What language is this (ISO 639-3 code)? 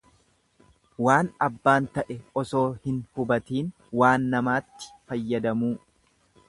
orm